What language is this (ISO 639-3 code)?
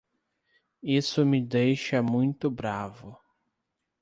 por